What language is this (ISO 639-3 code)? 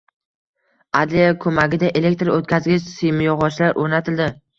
uzb